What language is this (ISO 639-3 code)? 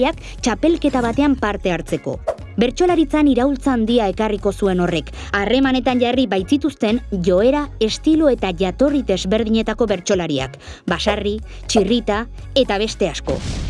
eus